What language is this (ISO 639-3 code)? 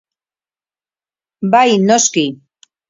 eus